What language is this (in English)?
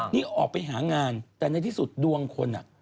Thai